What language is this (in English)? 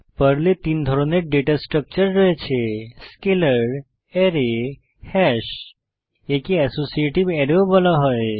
Bangla